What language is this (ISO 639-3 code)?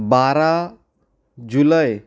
kok